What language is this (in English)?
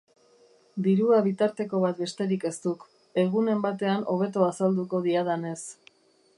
Basque